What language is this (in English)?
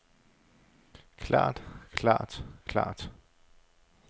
Danish